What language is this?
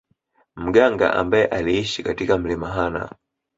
Swahili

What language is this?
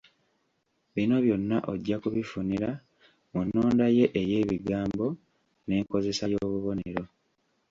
Ganda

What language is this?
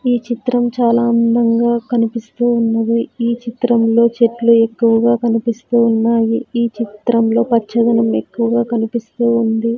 Telugu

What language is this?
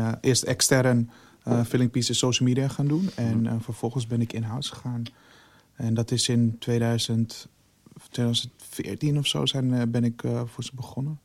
Dutch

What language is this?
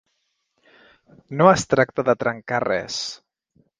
Catalan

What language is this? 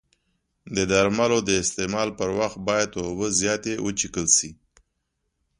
Pashto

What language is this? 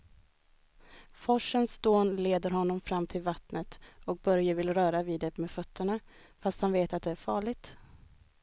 Swedish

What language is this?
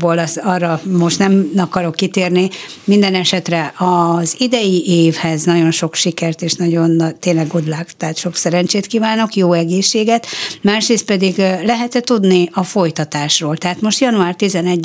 Hungarian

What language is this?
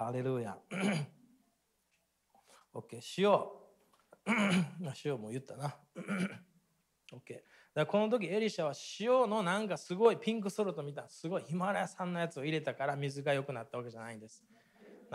Japanese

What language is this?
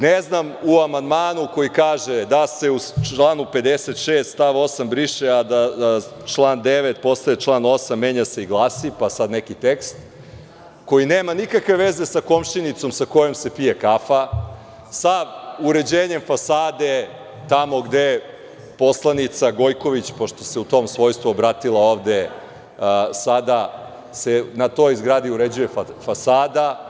Serbian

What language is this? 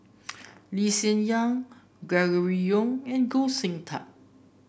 English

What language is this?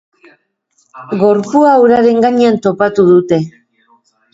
Basque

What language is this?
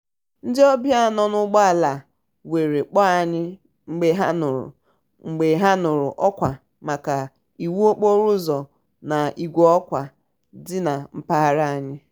Igbo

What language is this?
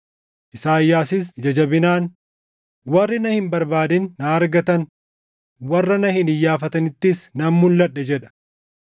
Oromo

